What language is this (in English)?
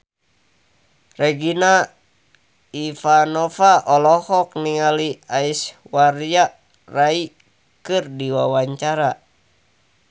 Sundanese